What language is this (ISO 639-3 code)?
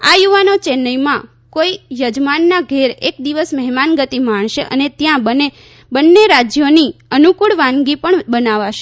guj